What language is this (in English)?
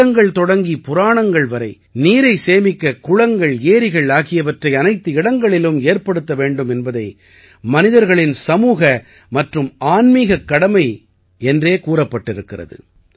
Tamil